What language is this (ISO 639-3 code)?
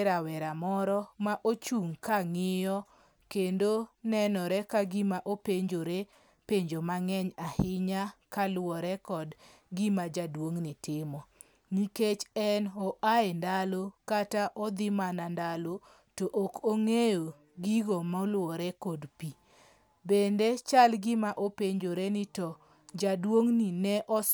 luo